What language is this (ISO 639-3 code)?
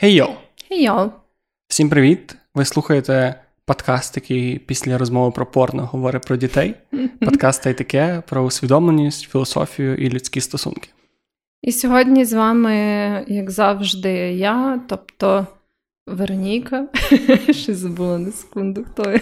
ukr